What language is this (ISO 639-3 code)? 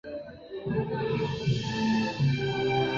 zho